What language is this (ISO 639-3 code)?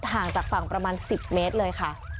tha